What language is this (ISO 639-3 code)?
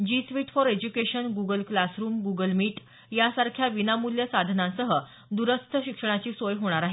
mar